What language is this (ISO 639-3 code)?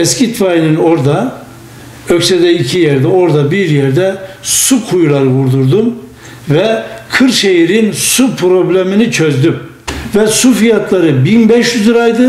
tur